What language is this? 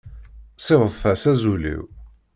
Kabyle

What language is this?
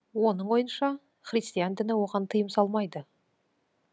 Kazakh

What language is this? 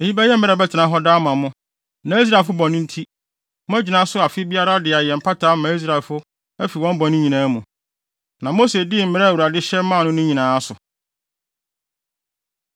Akan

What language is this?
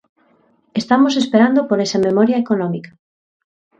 Galician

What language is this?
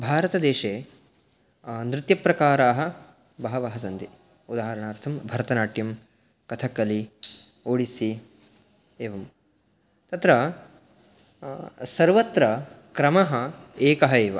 Sanskrit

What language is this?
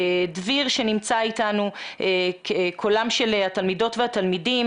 Hebrew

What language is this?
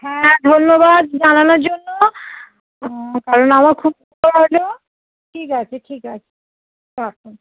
Bangla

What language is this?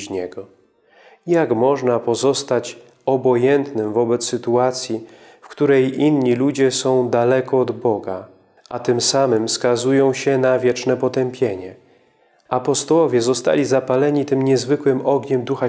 Polish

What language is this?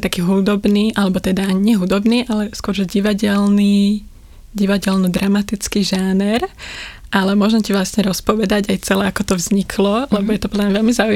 Slovak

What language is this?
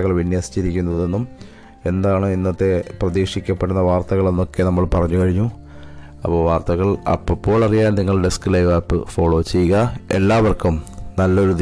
Malayalam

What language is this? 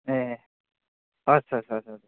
Nepali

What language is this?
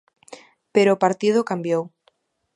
Galician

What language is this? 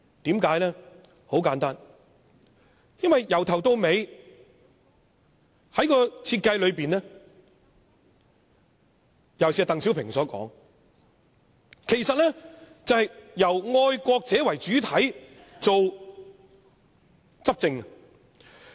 Cantonese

